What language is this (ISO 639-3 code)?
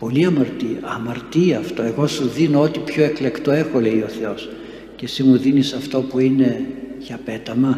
ell